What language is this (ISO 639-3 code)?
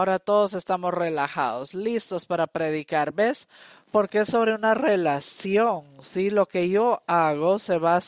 spa